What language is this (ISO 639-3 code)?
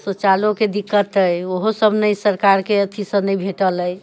mai